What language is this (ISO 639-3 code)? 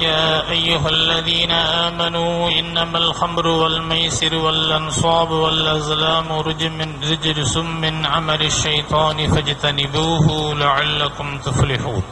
ara